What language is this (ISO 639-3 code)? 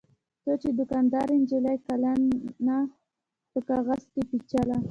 pus